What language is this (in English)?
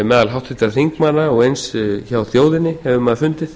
Icelandic